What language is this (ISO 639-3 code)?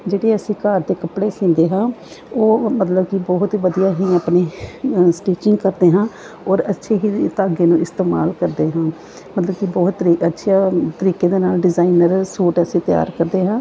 pan